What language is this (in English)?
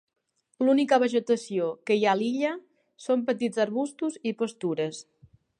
Catalan